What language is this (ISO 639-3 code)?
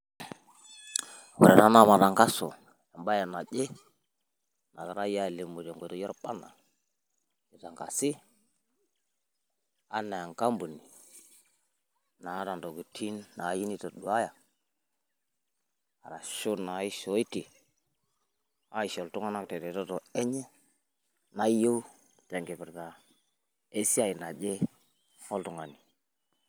mas